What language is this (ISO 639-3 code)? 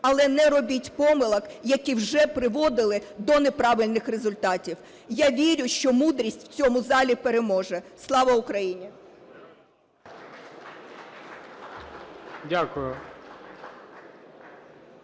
ukr